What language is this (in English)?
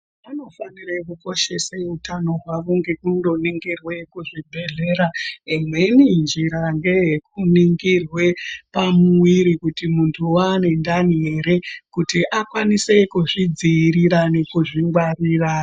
Ndau